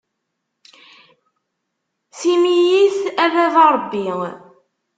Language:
Kabyle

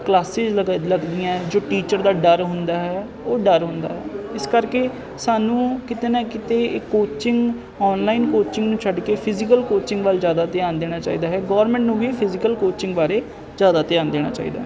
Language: Punjabi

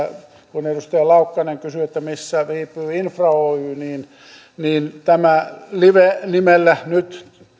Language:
Finnish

